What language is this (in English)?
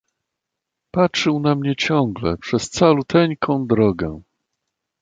Polish